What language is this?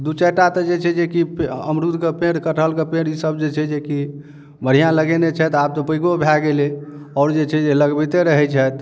Maithili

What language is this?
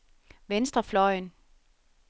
Danish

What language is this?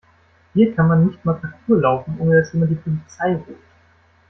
German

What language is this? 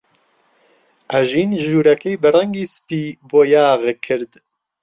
Central Kurdish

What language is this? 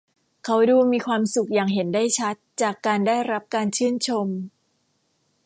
Thai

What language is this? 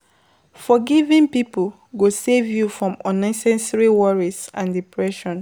Nigerian Pidgin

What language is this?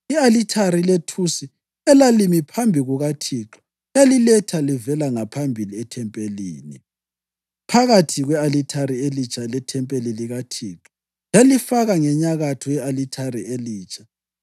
North Ndebele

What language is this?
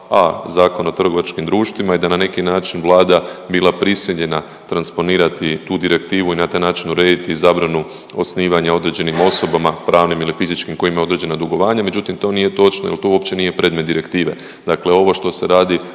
Croatian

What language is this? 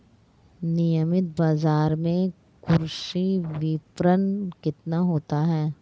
Hindi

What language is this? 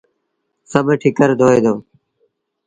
Sindhi Bhil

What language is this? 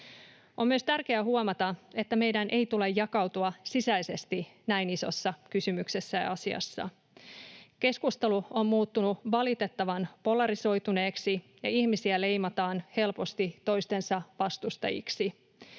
Finnish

